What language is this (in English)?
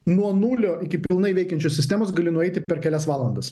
Lithuanian